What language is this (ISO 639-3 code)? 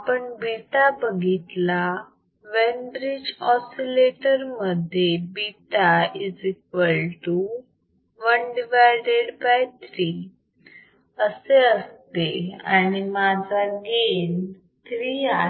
mar